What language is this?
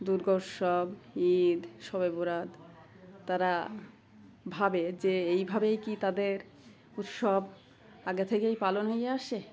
Bangla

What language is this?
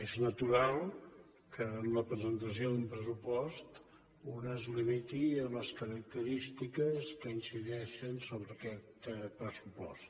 Catalan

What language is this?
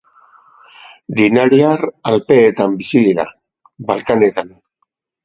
Basque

